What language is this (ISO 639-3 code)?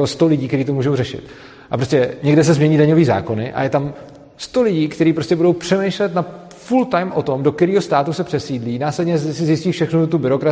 ces